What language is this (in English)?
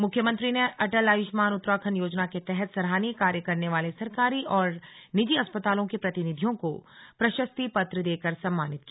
Hindi